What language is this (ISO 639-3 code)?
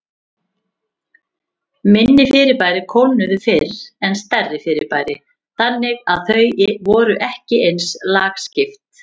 isl